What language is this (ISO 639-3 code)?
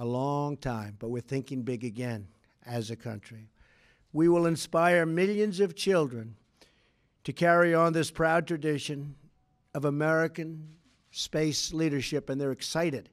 eng